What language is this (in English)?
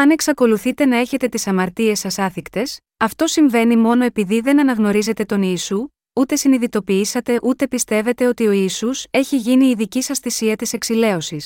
Greek